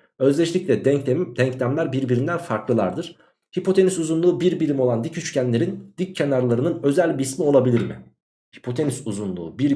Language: Turkish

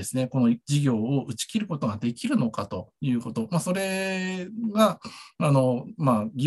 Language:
Japanese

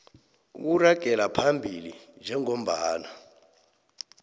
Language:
South Ndebele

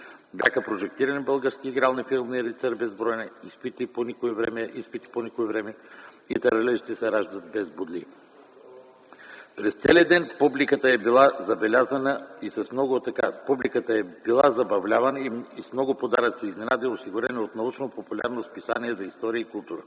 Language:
Bulgarian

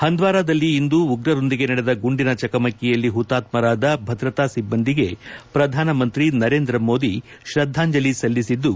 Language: Kannada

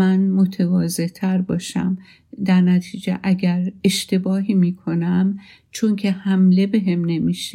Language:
Persian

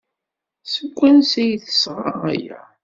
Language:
Kabyle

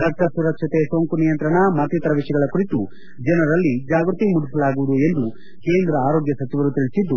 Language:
Kannada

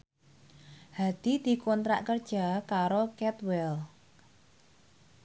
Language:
Javanese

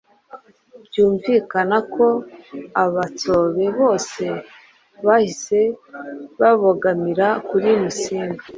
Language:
Kinyarwanda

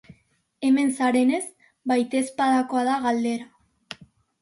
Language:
Basque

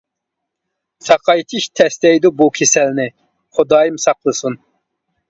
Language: Uyghur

